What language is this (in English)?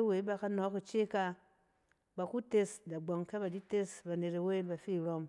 Cen